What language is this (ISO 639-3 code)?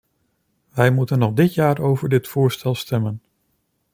nld